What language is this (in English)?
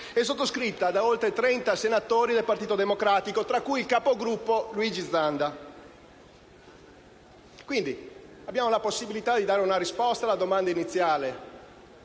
Italian